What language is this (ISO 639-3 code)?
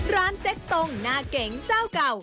tha